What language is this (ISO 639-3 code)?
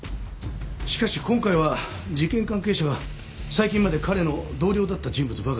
jpn